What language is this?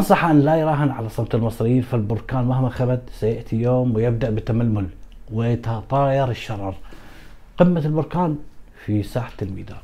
Arabic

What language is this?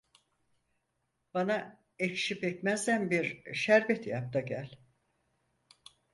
Turkish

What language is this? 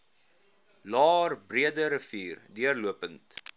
Afrikaans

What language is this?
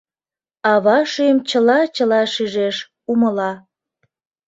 Mari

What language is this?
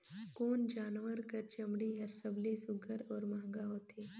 Chhattisgarhi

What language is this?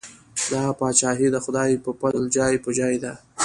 Pashto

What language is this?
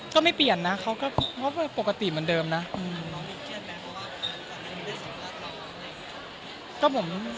Thai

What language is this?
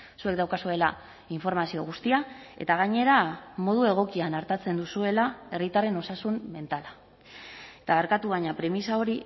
Basque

